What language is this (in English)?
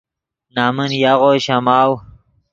Yidgha